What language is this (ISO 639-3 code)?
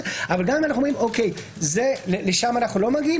heb